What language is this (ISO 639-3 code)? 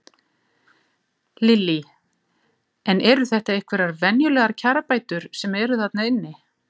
isl